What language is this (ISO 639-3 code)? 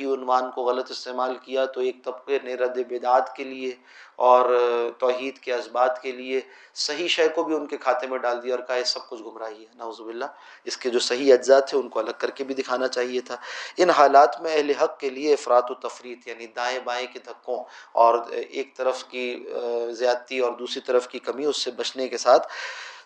urd